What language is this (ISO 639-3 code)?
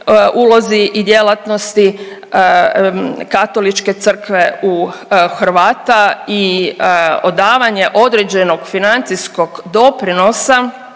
hrv